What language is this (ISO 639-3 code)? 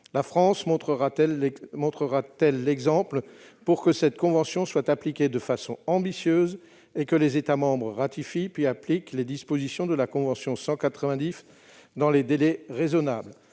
fra